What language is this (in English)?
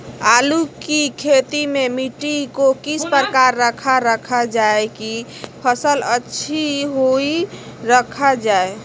Magahi